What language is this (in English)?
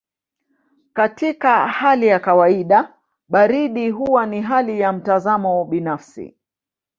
Swahili